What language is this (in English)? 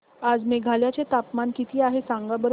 Marathi